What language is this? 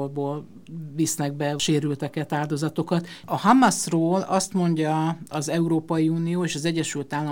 Hungarian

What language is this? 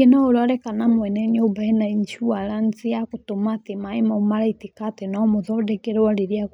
Kikuyu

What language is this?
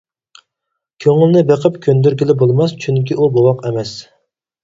Uyghur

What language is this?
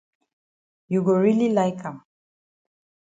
Cameroon Pidgin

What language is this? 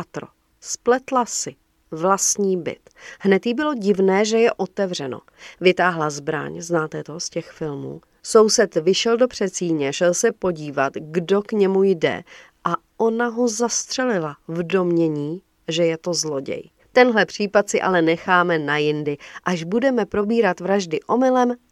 Czech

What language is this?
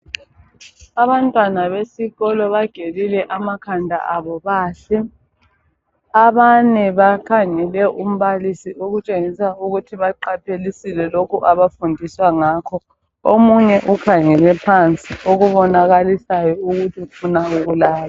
North Ndebele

